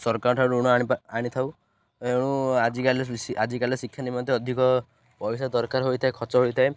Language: Odia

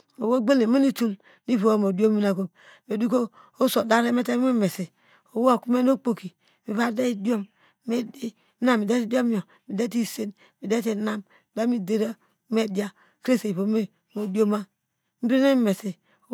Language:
Degema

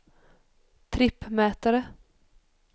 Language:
Swedish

